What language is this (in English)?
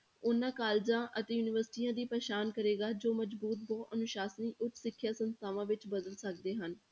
Punjabi